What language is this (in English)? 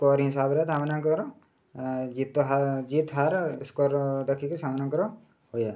Odia